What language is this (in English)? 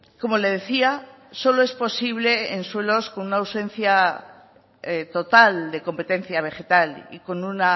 Spanish